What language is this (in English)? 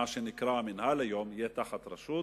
Hebrew